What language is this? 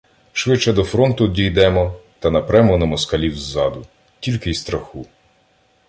Ukrainian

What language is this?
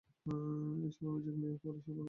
Bangla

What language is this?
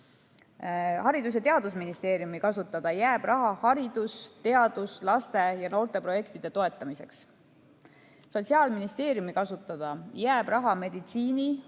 Estonian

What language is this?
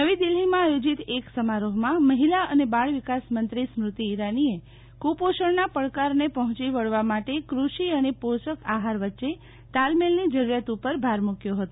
Gujarati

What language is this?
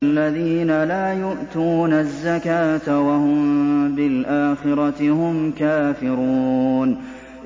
Arabic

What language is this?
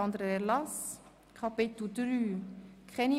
Swiss German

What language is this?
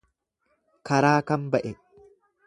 Oromo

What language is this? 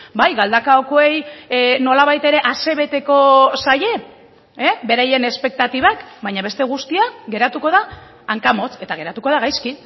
Basque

